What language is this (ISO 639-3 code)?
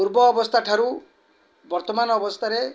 ori